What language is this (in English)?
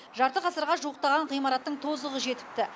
Kazakh